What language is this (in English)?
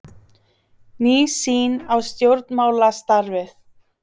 Icelandic